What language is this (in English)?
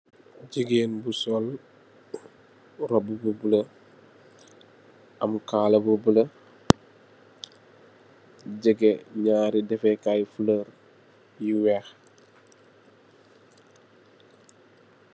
Wolof